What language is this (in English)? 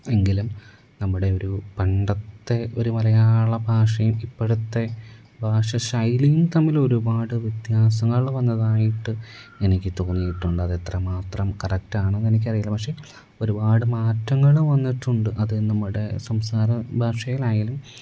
Malayalam